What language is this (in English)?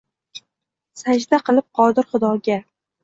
Uzbek